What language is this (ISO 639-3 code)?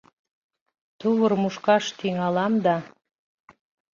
chm